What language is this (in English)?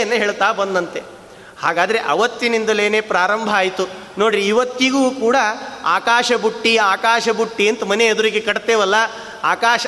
Kannada